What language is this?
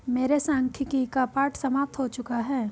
Hindi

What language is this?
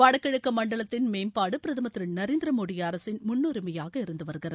Tamil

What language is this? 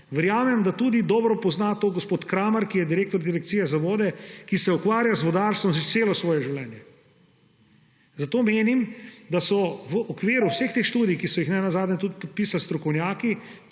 Slovenian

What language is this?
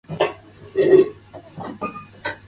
Chinese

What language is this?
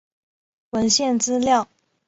Chinese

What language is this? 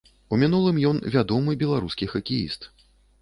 Belarusian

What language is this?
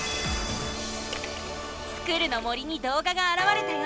Japanese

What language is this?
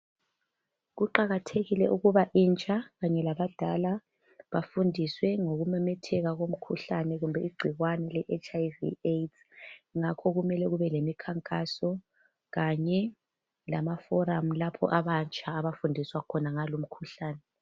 North Ndebele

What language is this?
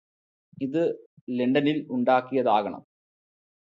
Malayalam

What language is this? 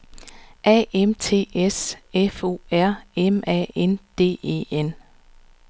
Danish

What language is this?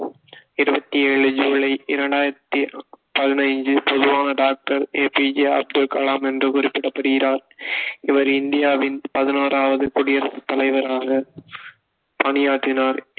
Tamil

